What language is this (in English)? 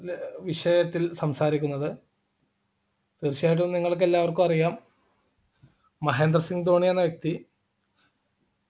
Malayalam